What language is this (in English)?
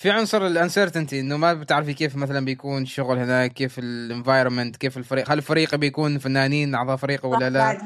Arabic